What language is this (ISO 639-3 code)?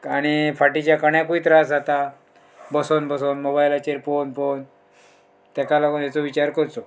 kok